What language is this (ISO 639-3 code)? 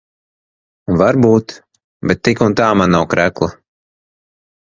lav